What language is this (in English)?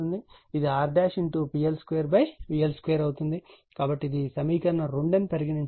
Telugu